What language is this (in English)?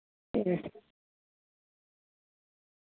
Dogri